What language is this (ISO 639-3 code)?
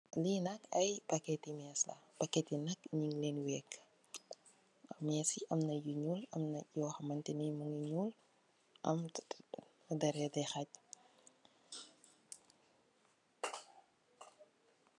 wol